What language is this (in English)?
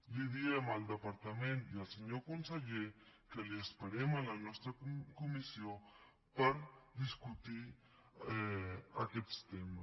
Catalan